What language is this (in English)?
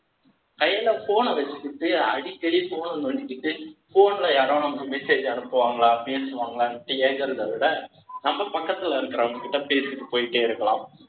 Tamil